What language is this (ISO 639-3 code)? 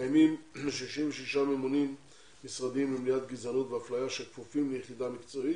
heb